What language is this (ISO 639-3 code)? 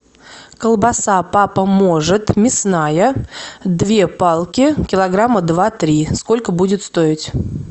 rus